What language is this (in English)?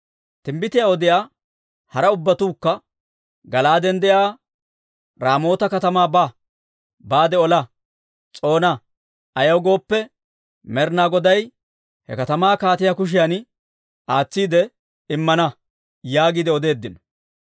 Dawro